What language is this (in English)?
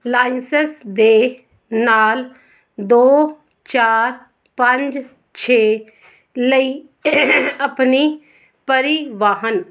Punjabi